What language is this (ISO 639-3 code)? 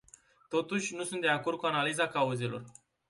ron